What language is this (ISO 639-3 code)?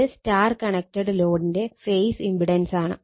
mal